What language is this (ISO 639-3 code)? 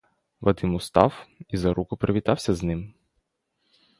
ukr